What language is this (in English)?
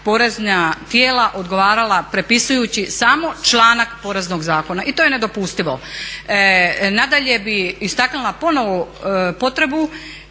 Croatian